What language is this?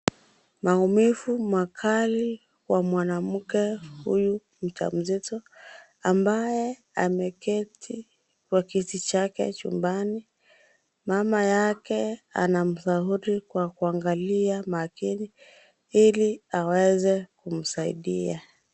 Swahili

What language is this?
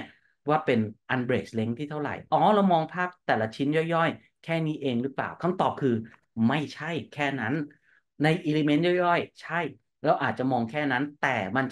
Thai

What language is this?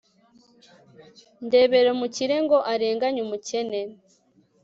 Kinyarwanda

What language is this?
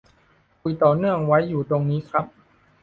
Thai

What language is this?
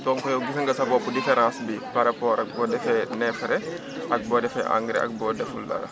Wolof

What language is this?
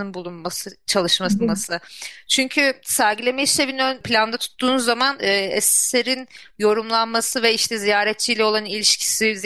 Turkish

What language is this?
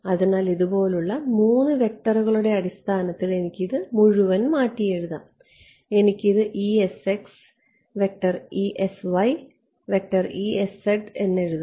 Malayalam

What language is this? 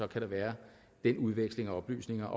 Danish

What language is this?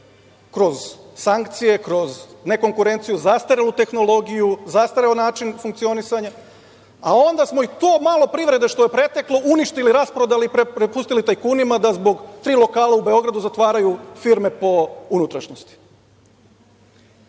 Serbian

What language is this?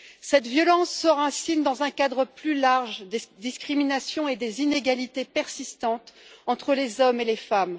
French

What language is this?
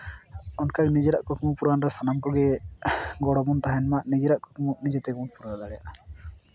Santali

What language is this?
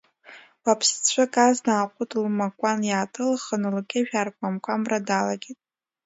Abkhazian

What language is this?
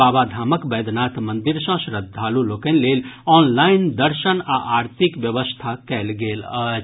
Maithili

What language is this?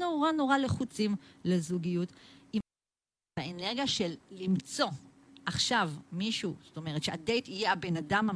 Hebrew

